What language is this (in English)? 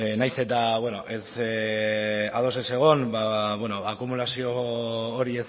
Basque